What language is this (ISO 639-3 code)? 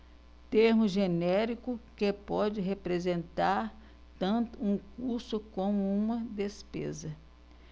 por